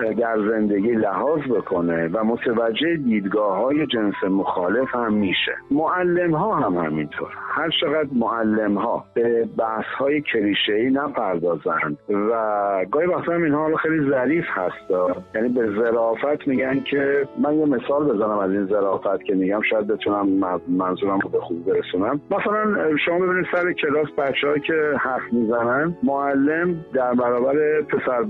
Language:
Persian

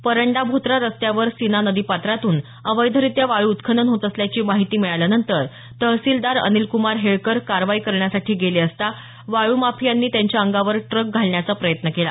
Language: Marathi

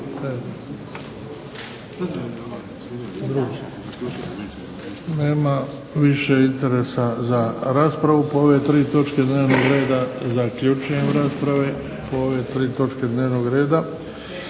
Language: Croatian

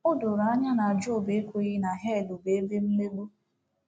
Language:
Igbo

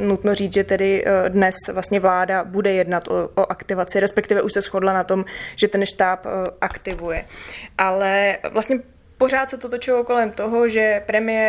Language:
Czech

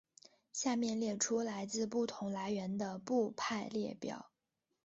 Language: Chinese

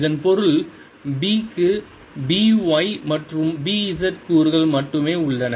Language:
Tamil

